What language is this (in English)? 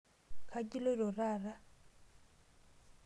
Masai